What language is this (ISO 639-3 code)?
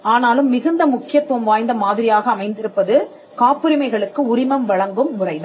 tam